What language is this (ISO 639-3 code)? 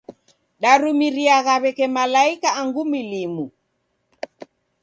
dav